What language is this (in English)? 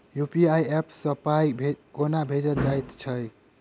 Maithili